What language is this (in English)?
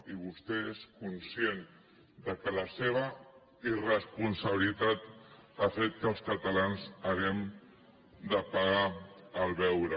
Catalan